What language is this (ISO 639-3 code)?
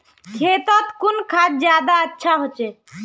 mag